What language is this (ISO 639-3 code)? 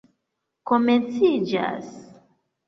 epo